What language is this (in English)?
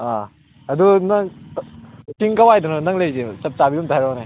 Manipuri